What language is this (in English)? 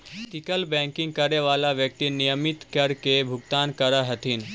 Magahi